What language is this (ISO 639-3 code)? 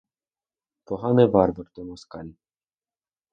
ukr